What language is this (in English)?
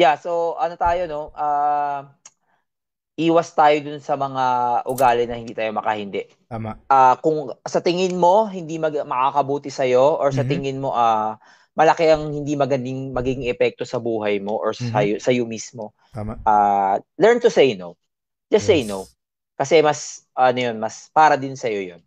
Filipino